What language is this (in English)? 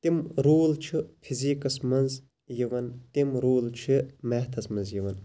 Kashmiri